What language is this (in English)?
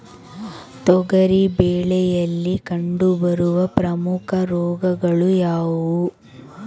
Kannada